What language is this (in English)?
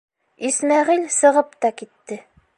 Bashkir